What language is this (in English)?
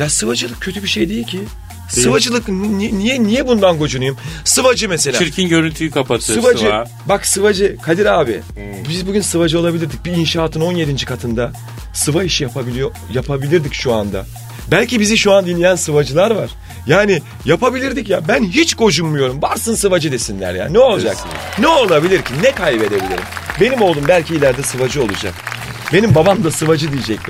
Turkish